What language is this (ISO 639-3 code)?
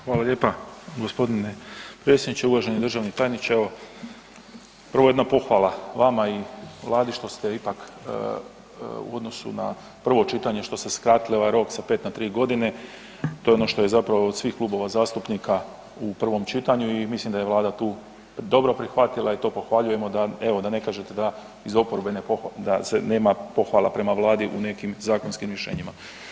hrv